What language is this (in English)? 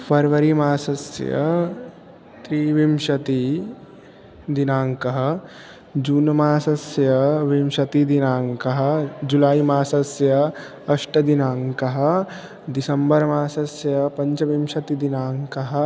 Sanskrit